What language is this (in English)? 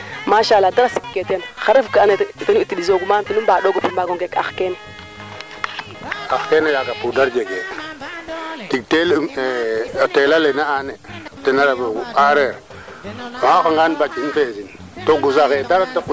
Serer